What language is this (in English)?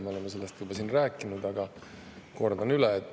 Estonian